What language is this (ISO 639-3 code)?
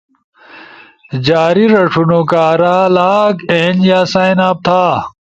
ush